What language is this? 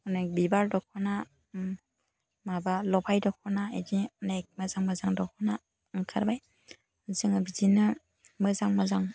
Bodo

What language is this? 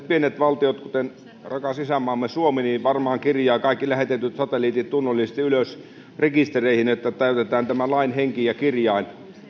Finnish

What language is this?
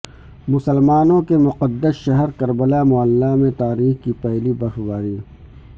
Urdu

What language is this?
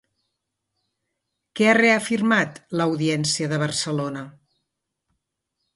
Catalan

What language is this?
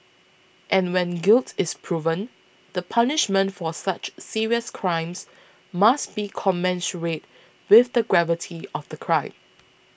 English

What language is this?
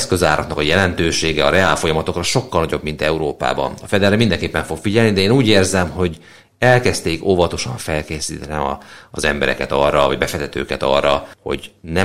Hungarian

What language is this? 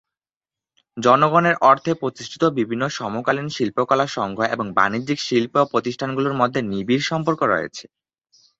Bangla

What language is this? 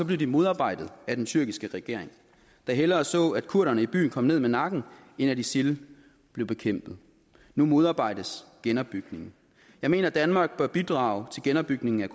Danish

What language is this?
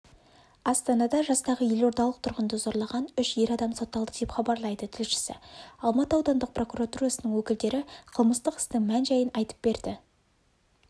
Kazakh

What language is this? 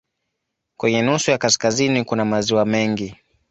Swahili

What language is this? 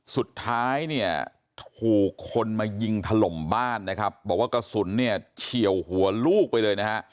Thai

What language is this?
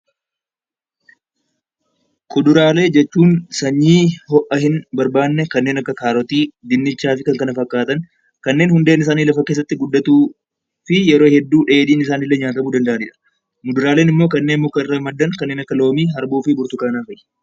Oromo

